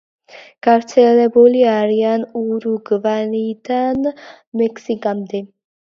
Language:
Georgian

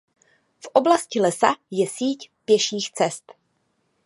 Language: Czech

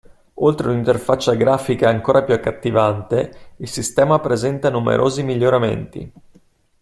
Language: Italian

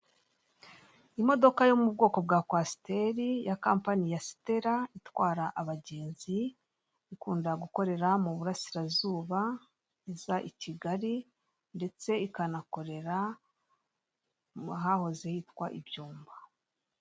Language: Kinyarwanda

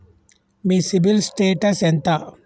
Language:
Telugu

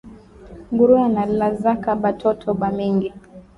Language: Swahili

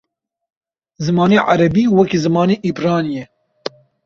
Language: Kurdish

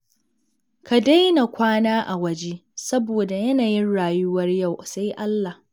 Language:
Hausa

